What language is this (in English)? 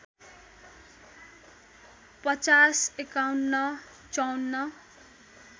Nepali